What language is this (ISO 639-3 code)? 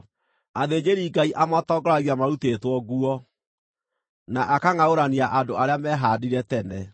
kik